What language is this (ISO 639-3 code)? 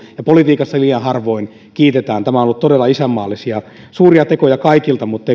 fin